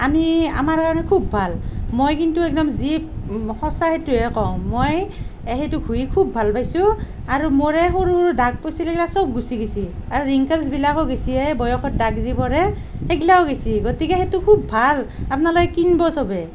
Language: Assamese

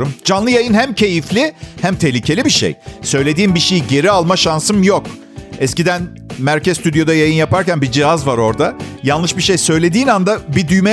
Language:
Turkish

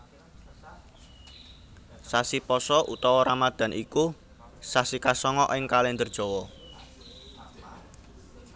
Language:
Javanese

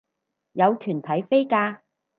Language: Cantonese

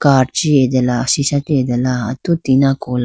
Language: Idu-Mishmi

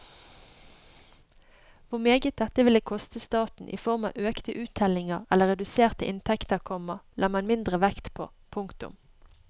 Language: Norwegian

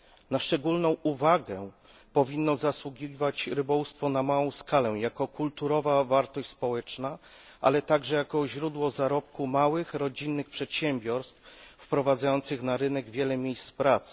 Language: Polish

